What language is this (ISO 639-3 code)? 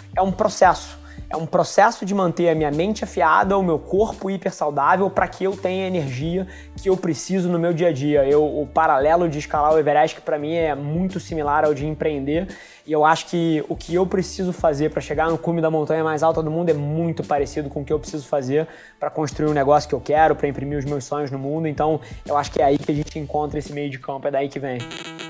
por